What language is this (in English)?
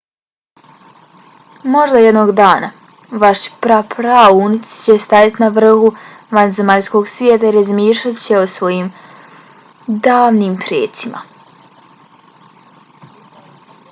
Bosnian